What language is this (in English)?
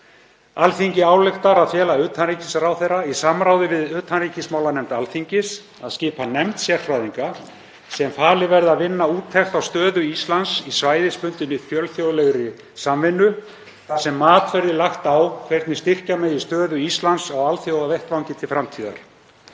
Icelandic